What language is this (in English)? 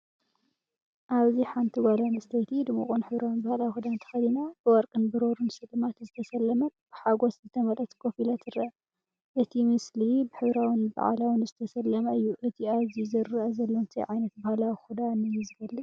Tigrinya